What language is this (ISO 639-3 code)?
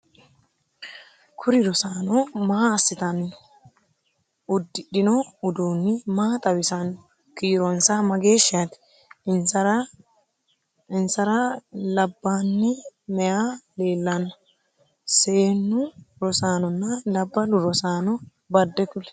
sid